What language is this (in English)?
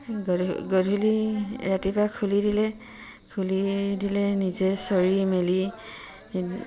Assamese